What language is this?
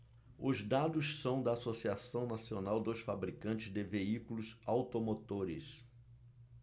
Portuguese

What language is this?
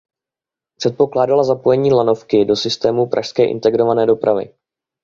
Czech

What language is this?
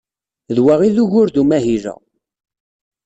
Kabyle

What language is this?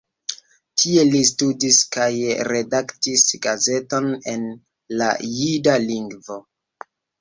Esperanto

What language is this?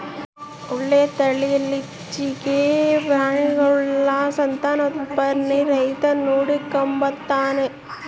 Kannada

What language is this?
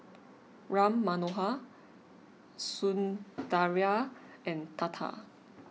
English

